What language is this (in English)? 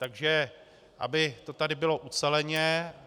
Czech